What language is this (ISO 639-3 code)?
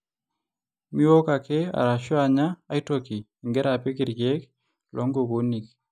mas